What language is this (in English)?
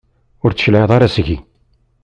Kabyle